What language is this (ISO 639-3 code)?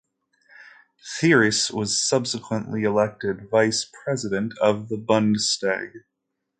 eng